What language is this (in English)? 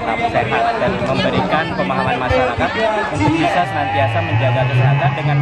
Indonesian